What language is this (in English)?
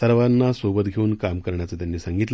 Marathi